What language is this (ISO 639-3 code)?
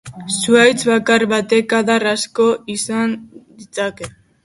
eus